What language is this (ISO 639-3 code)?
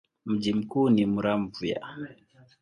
swa